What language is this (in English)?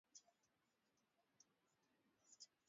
Swahili